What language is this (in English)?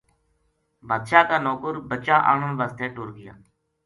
Gujari